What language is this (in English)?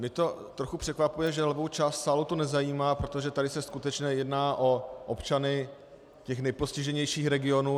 Czech